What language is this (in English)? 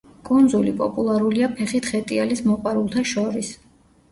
Georgian